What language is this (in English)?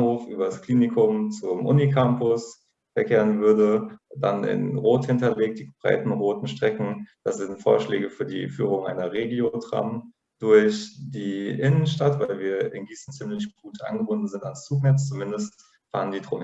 German